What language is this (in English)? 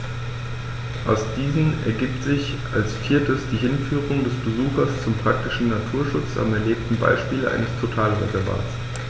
German